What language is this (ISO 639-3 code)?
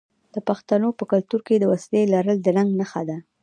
pus